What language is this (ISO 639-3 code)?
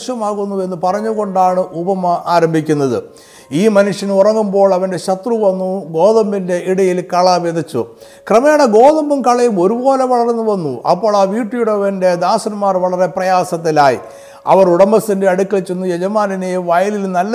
mal